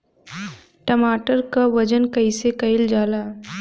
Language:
Bhojpuri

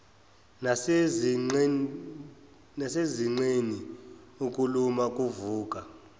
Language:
Zulu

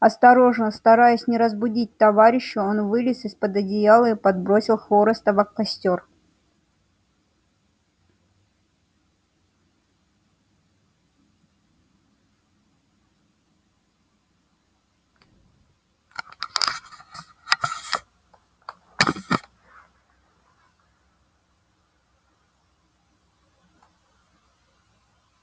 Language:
Russian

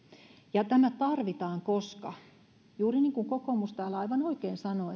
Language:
Finnish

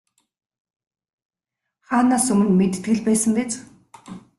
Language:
Mongolian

